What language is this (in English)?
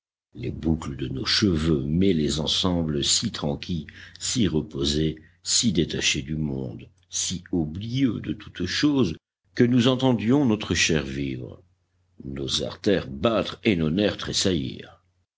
French